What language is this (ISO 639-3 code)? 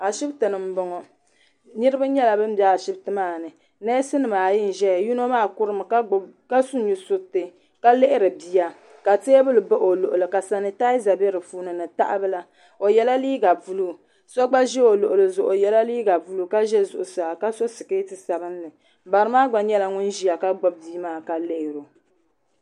dag